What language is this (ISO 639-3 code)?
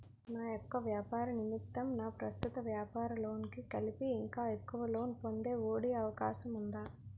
tel